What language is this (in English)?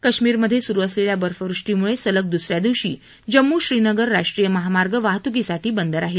Marathi